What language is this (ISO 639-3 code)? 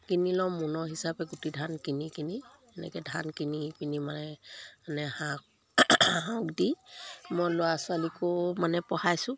asm